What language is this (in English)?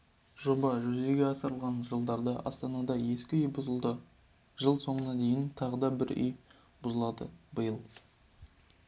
Kazakh